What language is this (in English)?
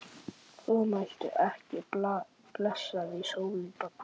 Icelandic